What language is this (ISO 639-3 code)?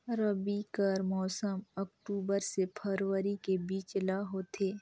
hne